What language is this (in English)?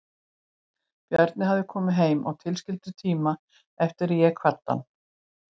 Icelandic